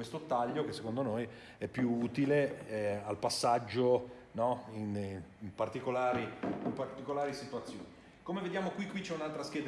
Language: Italian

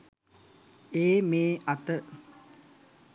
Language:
Sinhala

